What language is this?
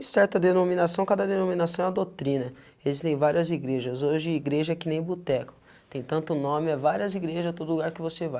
Portuguese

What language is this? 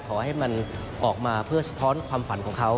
Thai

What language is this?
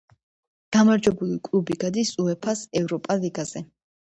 Georgian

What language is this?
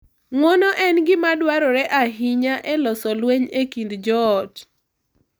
Luo (Kenya and Tanzania)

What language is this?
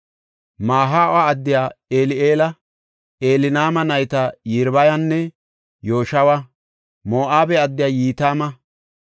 Gofa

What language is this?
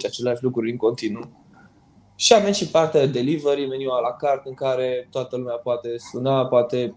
Romanian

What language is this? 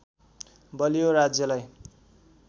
Nepali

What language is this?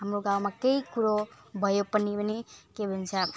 Nepali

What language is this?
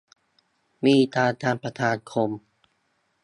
Thai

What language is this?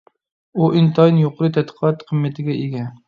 Uyghur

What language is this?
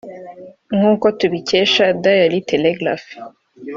Kinyarwanda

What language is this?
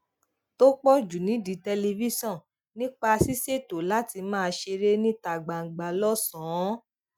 Yoruba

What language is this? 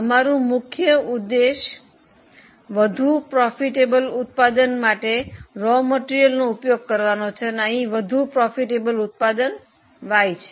Gujarati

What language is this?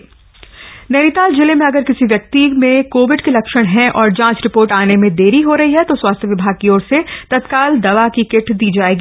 Hindi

